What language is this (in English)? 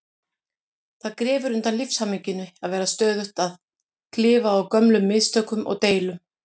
Icelandic